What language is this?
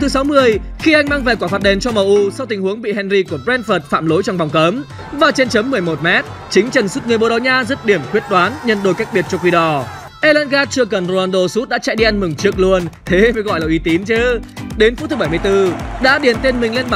Vietnamese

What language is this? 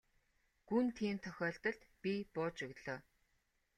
Mongolian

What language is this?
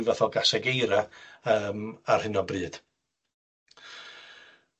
Welsh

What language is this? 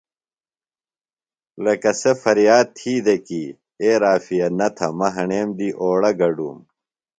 Phalura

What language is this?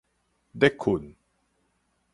Min Nan Chinese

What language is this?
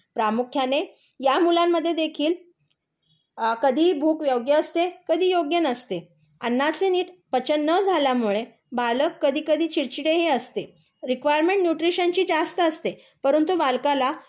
Marathi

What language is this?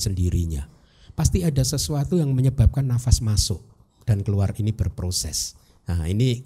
Indonesian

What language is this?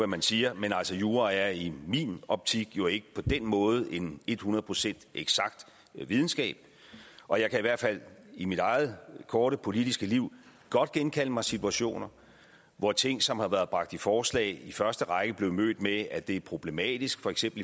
Danish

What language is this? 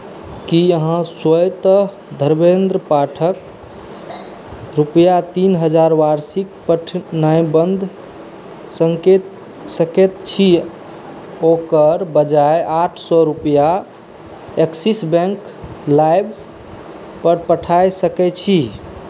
Maithili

